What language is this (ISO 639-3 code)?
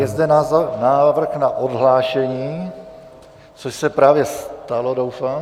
ces